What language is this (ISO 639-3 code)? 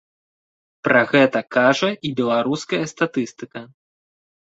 bel